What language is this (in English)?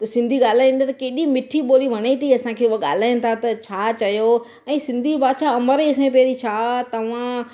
Sindhi